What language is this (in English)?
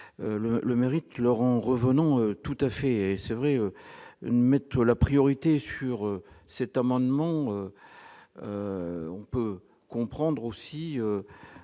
French